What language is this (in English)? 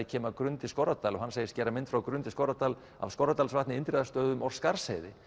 Icelandic